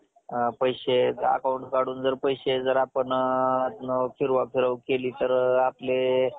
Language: Marathi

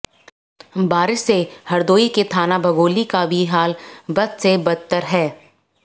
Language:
Hindi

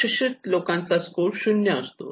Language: Marathi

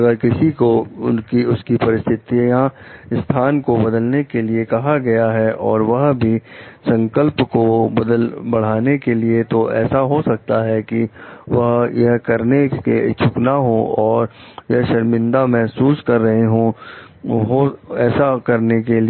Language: Hindi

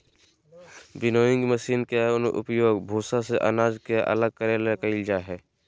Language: Magahi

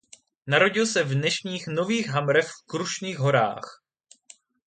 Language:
Czech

